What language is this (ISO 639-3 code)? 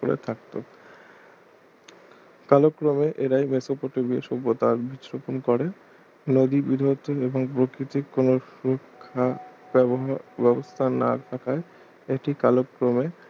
ben